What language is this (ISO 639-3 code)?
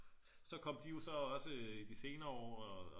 dan